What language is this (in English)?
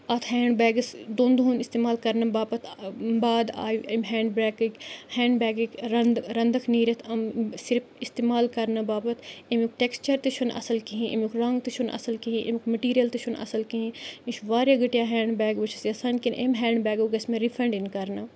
Kashmiri